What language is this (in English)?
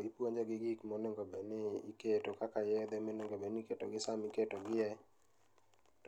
Luo (Kenya and Tanzania)